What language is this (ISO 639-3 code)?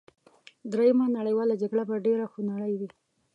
pus